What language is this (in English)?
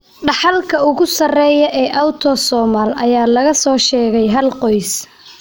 Somali